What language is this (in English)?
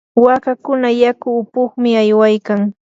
Yanahuanca Pasco Quechua